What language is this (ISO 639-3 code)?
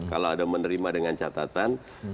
ind